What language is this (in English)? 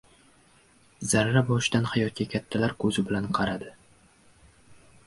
Uzbek